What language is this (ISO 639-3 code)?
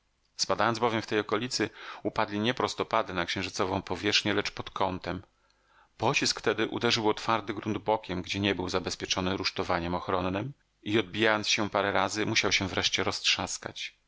pol